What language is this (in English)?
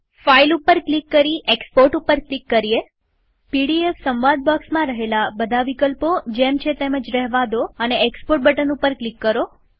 Gujarati